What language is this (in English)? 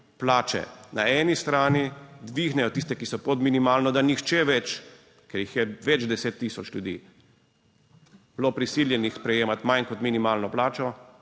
Slovenian